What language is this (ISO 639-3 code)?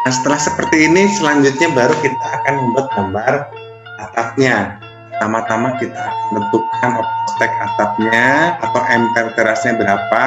ind